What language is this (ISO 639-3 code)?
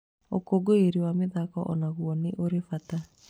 kik